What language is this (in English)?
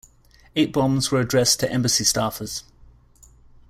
English